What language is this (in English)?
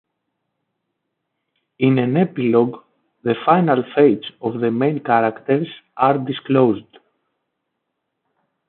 English